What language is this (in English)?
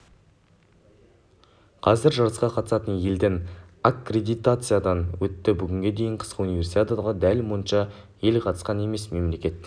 Kazakh